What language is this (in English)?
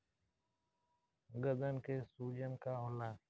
Bhojpuri